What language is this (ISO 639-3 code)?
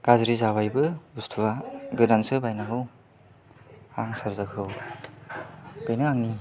brx